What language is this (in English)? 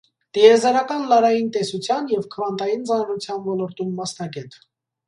Armenian